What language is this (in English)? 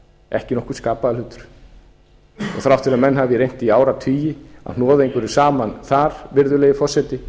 Icelandic